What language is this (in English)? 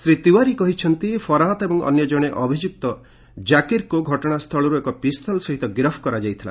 Odia